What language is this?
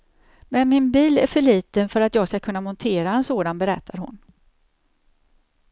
Swedish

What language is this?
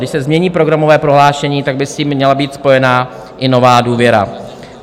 Czech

